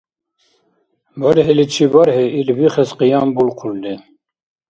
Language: Dargwa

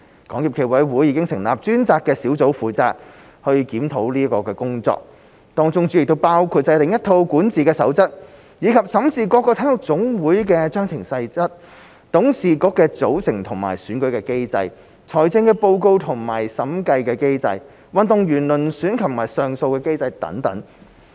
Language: Cantonese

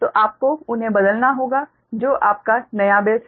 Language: Hindi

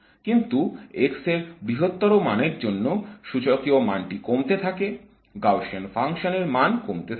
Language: Bangla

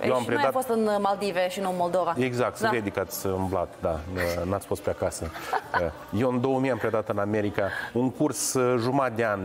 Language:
Romanian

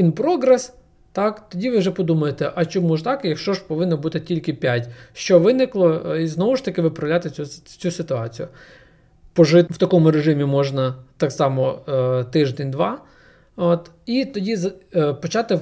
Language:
Ukrainian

